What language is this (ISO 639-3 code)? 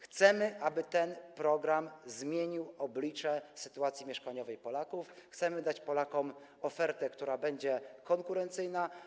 pol